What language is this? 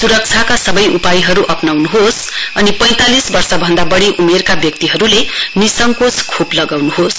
Nepali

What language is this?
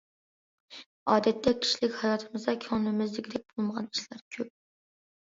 Uyghur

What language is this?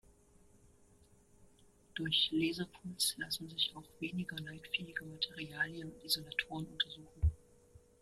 German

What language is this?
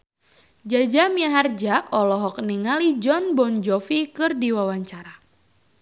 Sundanese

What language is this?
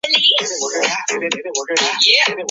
Chinese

